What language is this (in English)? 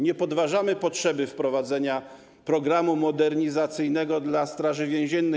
Polish